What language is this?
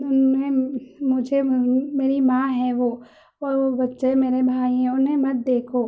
Urdu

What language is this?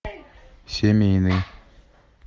Russian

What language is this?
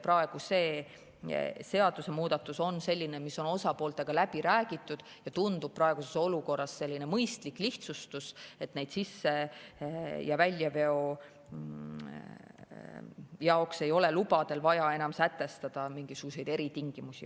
Estonian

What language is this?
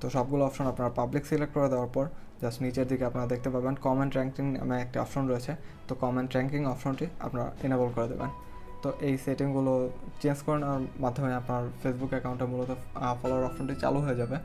Korean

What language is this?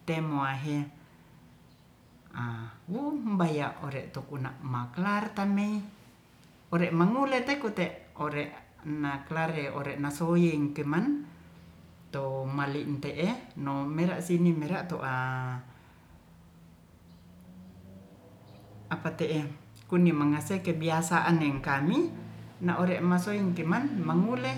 Ratahan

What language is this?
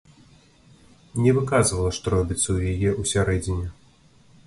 Belarusian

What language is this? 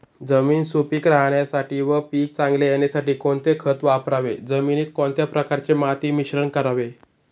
Marathi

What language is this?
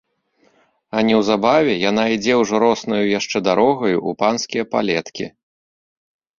Belarusian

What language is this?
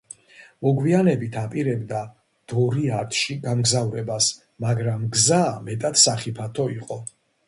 Georgian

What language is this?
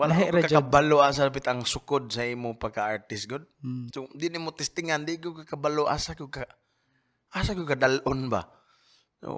Filipino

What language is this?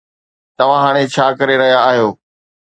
Sindhi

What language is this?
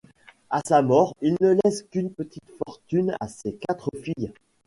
French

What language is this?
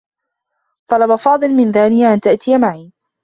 Arabic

